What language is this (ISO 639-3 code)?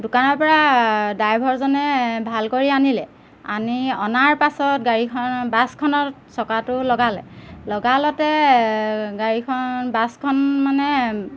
asm